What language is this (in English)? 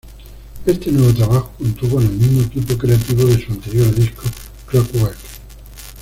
Spanish